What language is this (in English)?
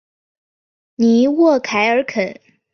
Chinese